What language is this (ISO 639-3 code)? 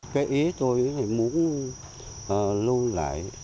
vie